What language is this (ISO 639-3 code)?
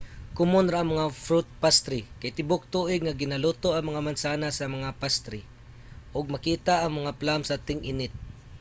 ceb